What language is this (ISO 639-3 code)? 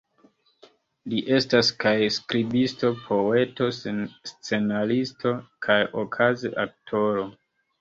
epo